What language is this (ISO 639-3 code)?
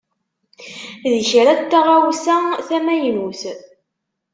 kab